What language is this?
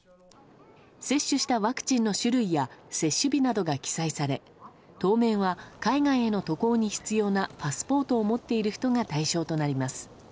Japanese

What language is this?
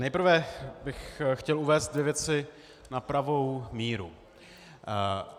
Czech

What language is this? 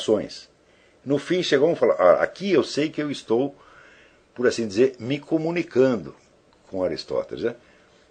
Portuguese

